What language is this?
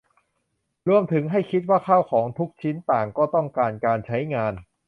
Thai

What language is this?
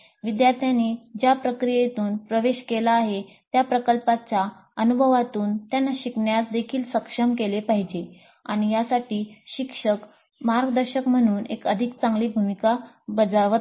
Marathi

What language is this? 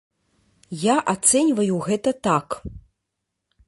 Belarusian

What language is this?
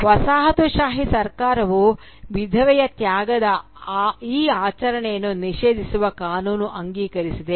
Kannada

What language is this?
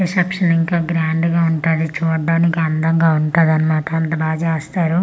Telugu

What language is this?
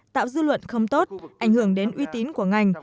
Vietnamese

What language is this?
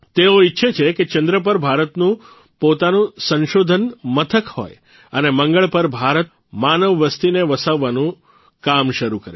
Gujarati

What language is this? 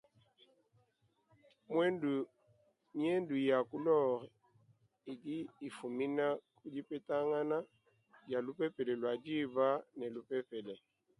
Luba-Lulua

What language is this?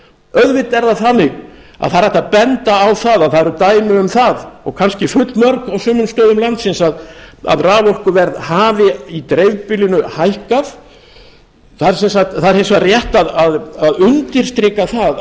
Icelandic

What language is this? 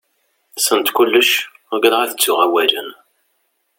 Kabyle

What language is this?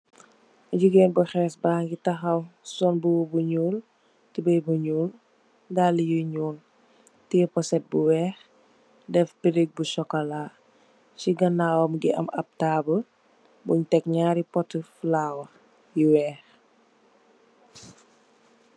Wolof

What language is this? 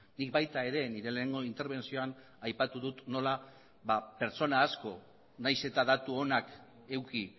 Basque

